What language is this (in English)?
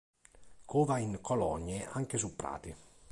Italian